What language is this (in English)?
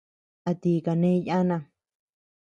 Tepeuxila Cuicatec